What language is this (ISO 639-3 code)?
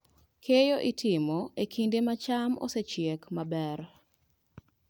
luo